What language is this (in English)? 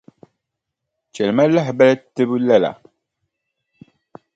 Dagbani